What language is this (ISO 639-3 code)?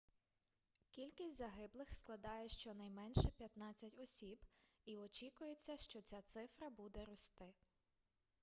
ukr